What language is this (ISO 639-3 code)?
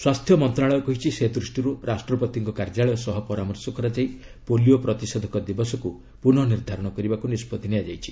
ori